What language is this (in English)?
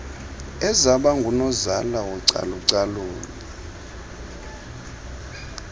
Xhosa